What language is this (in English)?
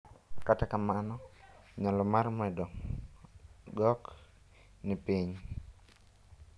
Luo (Kenya and Tanzania)